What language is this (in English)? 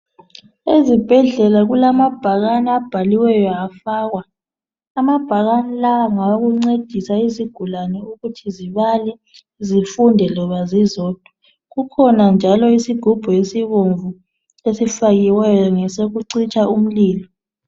North Ndebele